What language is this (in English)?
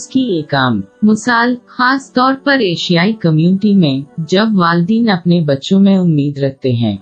Urdu